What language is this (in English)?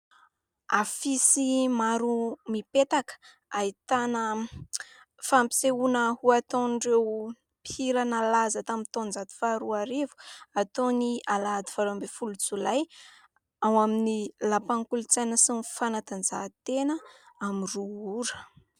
Malagasy